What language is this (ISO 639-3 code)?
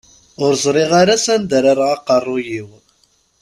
kab